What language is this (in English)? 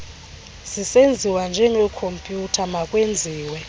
Xhosa